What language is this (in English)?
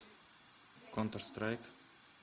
Russian